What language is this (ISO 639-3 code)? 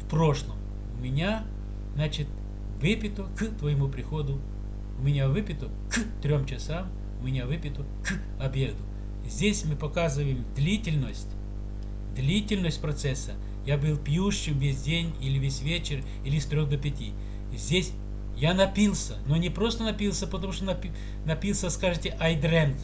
rus